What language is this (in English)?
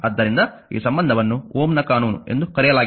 Kannada